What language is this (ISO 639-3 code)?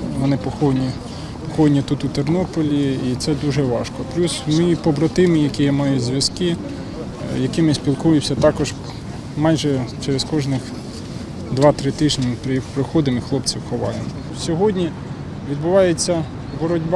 ukr